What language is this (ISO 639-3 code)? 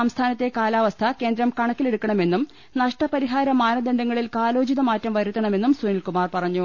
mal